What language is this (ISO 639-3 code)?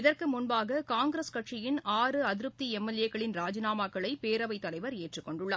tam